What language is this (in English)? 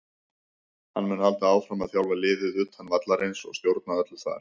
Icelandic